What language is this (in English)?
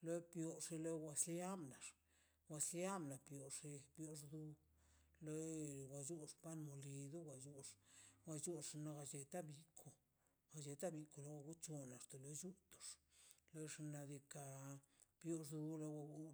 Mazaltepec Zapotec